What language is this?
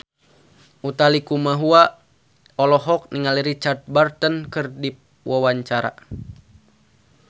Sundanese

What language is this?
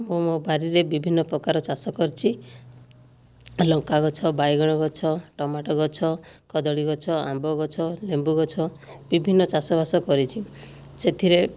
Odia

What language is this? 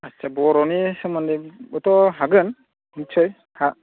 Bodo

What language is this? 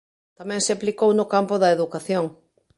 Galician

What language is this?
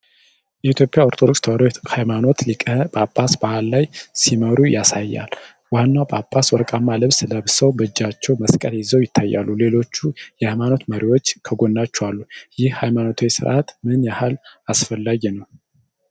Amharic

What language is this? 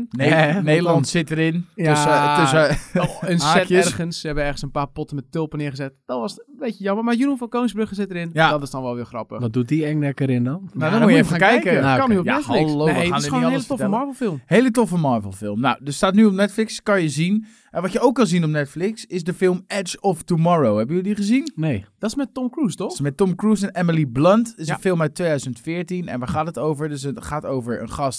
Dutch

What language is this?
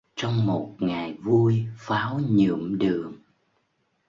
Vietnamese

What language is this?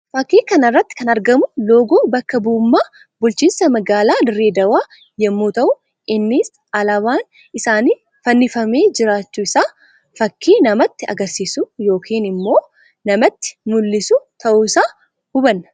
Oromo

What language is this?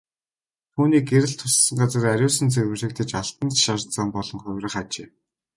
Mongolian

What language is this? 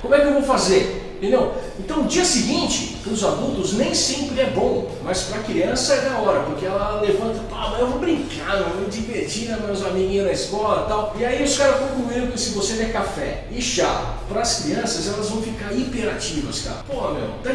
Portuguese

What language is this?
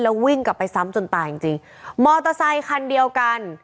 Thai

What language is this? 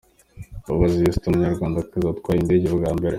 Kinyarwanda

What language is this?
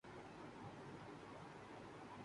Urdu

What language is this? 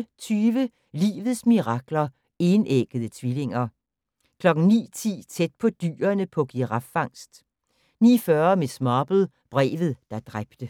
Danish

